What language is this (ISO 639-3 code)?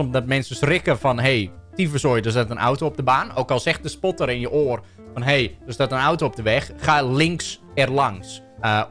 nld